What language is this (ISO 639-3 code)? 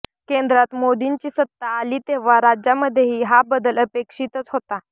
mar